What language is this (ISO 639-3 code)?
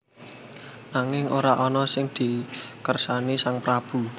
jav